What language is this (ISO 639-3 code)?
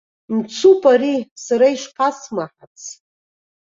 abk